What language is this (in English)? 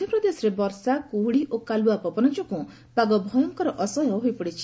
Odia